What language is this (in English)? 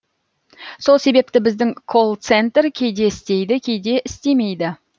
Kazakh